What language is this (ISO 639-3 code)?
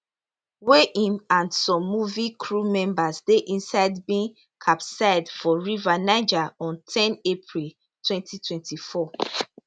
pcm